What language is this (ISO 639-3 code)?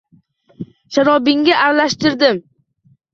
uzb